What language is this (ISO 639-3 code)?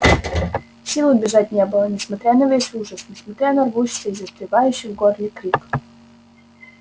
rus